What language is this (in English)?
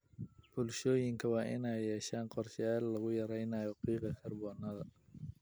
Somali